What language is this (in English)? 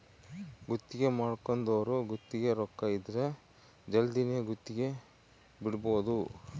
Kannada